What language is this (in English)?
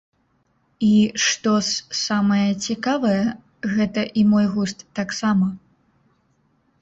Belarusian